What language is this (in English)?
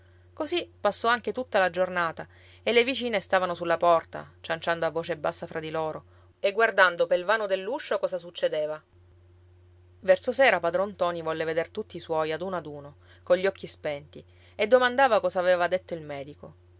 Italian